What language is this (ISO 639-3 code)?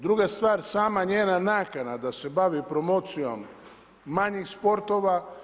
hrv